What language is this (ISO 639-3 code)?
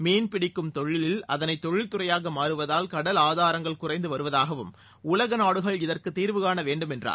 tam